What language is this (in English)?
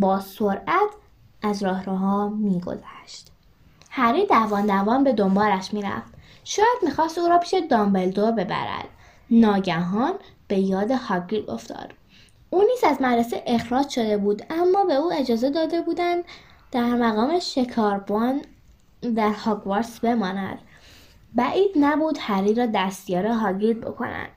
Persian